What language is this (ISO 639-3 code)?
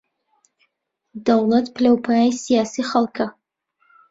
ckb